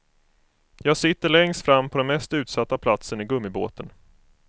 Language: Swedish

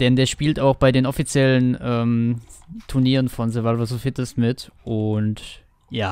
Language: German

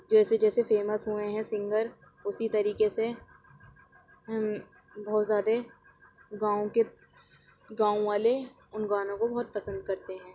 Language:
Urdu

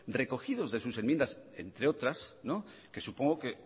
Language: Spanish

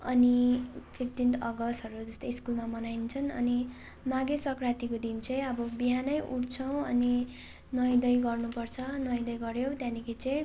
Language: Nepali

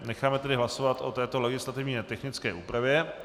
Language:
Czech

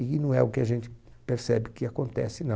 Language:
Portuguese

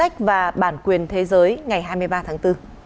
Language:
Vietnamese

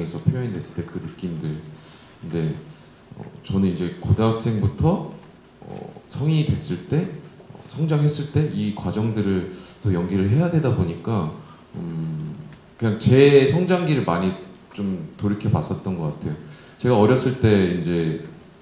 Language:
Korean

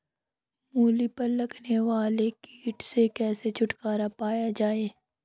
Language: Hindi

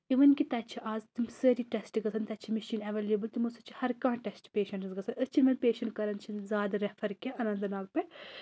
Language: Kashmiri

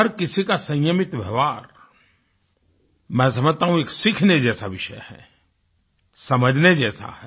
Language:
Hindi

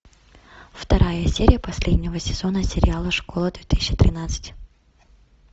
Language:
Russian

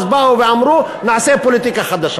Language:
Hebrew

